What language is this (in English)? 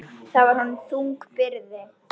Icelandic